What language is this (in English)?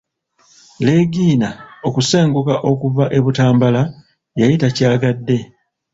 Ganda